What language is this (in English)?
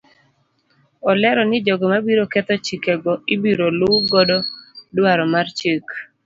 Luo (Kenya and Tanzania)